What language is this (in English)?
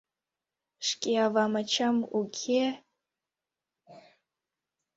Mari